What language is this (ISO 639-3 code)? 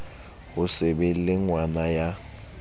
sot